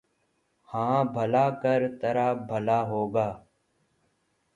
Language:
Urdu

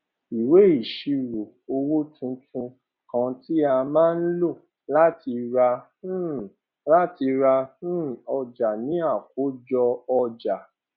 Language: Yoruba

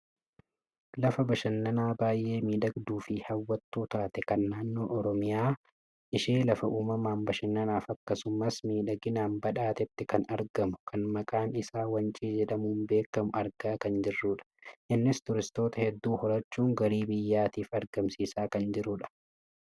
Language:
Oromo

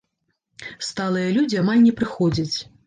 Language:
Belarusian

